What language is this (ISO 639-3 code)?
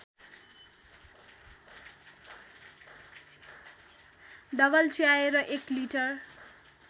nep